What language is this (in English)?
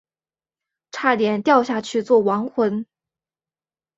Chinese